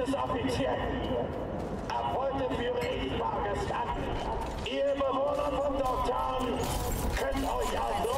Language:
German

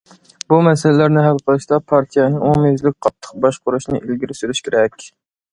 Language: Uyghur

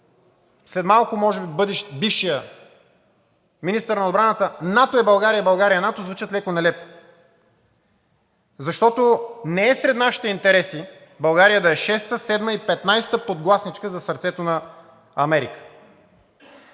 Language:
Bulgarian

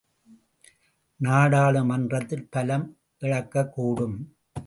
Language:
Tamil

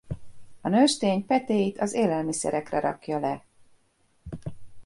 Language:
Hungarian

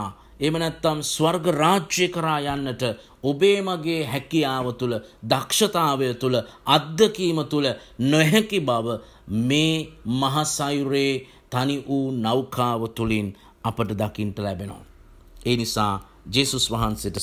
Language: Romanian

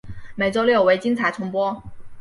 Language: Chinese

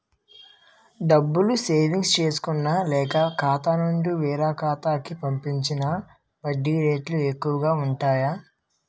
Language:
Telugu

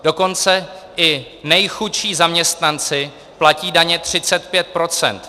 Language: Czech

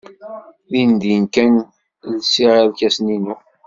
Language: Kabyle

